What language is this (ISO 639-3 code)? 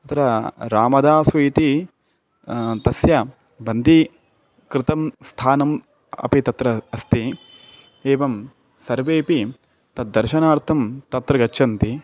san